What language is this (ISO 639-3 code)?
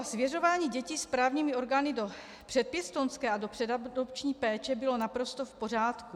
ces